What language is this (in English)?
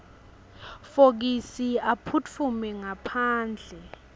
Swati